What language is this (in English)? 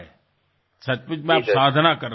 Gujarati